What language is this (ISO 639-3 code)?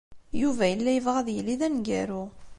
kab